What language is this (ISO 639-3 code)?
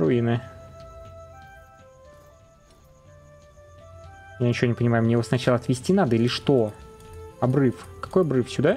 rus